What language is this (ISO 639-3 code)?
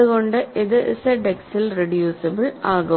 mal